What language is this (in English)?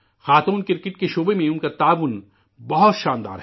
Urdu